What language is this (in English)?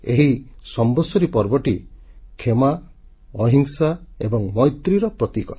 Odia